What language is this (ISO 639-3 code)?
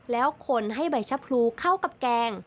tha